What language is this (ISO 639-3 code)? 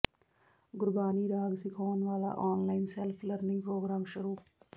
pan